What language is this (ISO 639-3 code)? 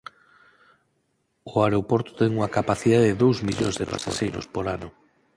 glg